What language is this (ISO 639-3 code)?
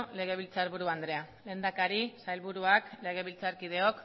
eus